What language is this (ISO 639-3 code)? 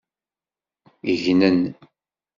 kab